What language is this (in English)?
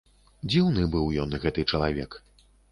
Belarusian